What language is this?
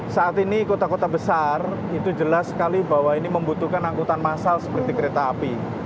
Indonesian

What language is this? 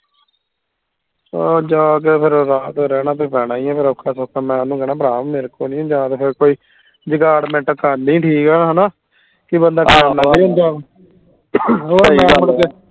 Punjabi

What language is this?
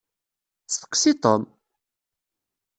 Kabyle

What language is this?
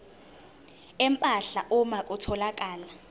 Zulu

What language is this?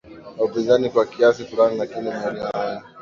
Swahili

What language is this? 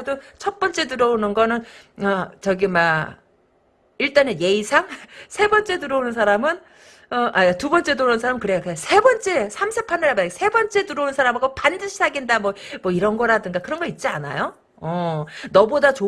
Korean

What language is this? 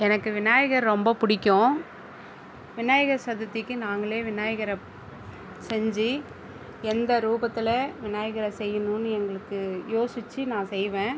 Tamil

